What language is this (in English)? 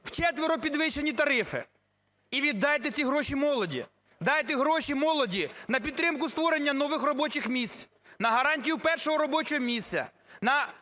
Ukrainian